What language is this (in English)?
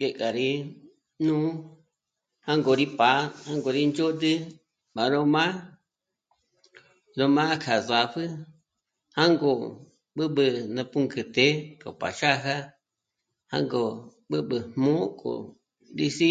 Michoacán Mazahua